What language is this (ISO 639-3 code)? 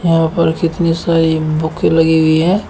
hin